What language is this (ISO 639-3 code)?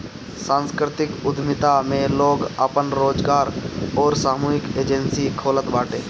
bho